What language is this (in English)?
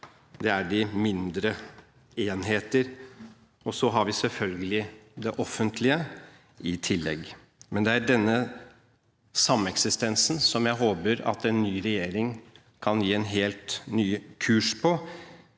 Norwegian